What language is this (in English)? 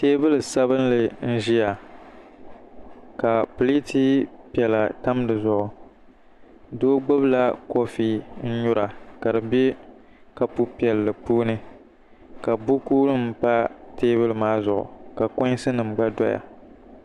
Dagbani